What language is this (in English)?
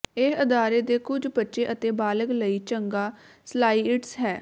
Punjabi